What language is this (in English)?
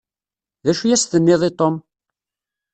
Kabyle